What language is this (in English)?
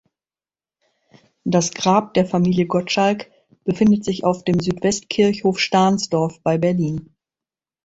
German